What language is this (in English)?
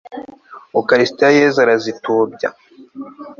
Kinyarwanda